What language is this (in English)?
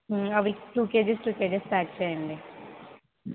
Telugu